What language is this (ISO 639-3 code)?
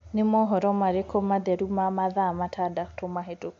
kik